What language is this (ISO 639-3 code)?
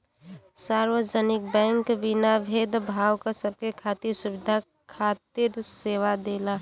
bho